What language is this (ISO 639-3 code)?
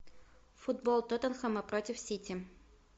rus